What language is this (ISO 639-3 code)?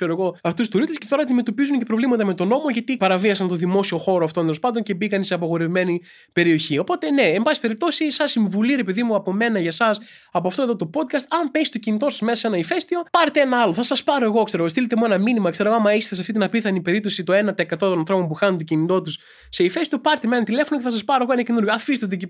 ell